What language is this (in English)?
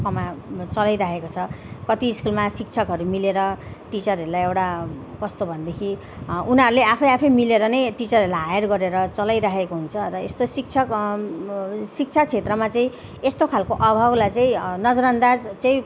Nepali